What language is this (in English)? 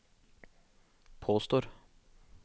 Norwegian